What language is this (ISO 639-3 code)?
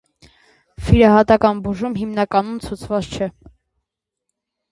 hye